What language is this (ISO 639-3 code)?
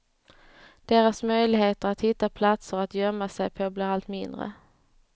swe